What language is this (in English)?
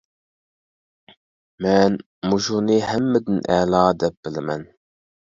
Uyghur